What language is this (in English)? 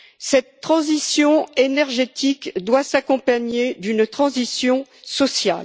French